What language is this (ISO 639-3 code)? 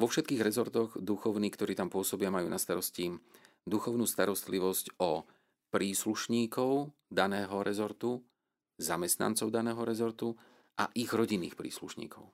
slk